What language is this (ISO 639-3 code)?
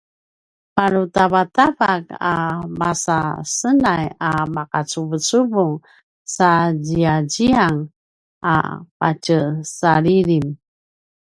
pwn